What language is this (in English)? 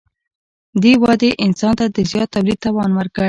Pashto